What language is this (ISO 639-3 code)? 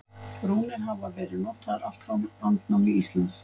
isl